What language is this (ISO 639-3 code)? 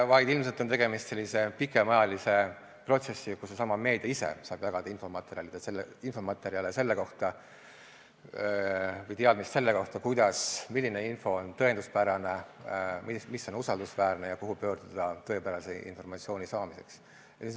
est